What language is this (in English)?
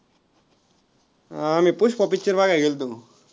Marathi